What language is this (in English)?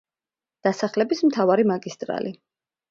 Georgian